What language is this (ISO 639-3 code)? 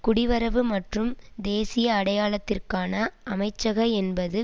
tam